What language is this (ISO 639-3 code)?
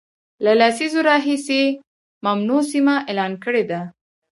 pus